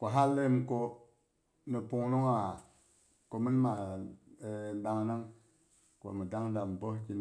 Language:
Boghom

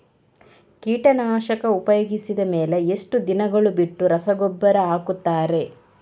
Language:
Kannada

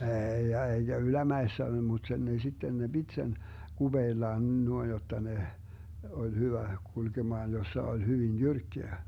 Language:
Finnish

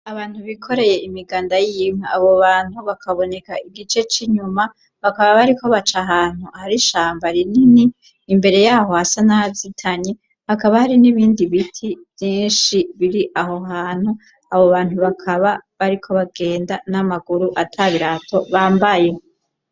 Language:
Rundi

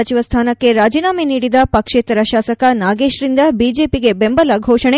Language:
Kannada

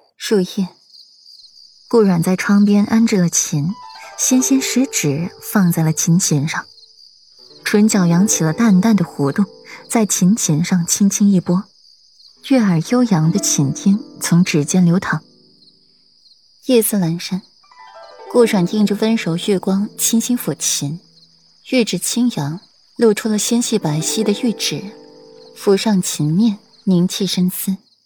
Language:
Chinese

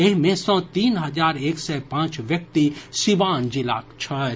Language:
Maithili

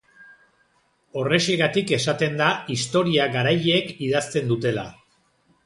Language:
Basque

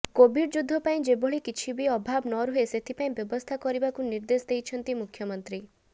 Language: Odia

